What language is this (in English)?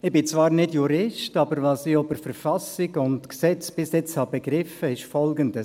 Swiss German